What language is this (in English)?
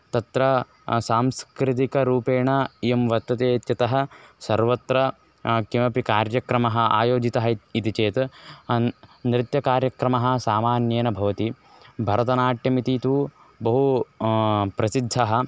Sanskrit